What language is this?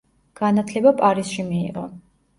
Georgian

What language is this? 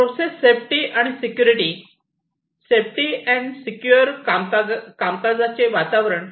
Marathi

